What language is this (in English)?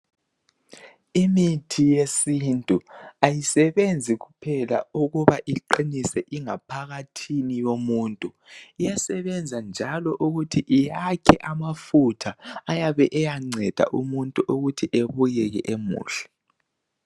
North Ndebele